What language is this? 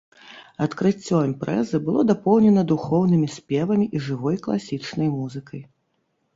Belarusian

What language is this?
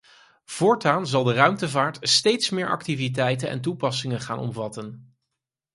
Dutch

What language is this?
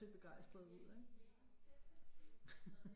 Danish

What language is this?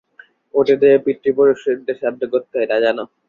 Bangla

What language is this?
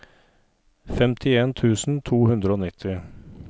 Norwegian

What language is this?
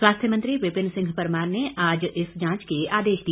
Hindi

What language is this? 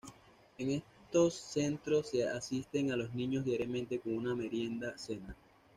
Spanish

